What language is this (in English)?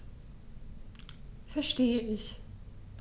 German